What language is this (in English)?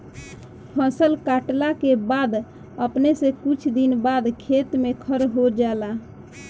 Bhojpuri